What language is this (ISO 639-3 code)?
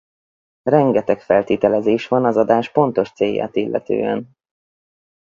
hun